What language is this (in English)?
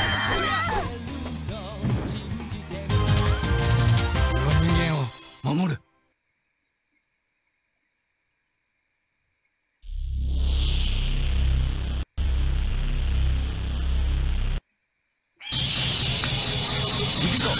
Indonesian